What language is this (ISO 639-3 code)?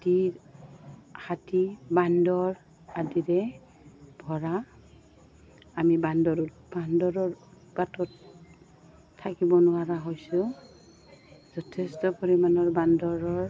asm